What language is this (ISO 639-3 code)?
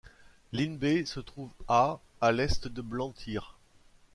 fra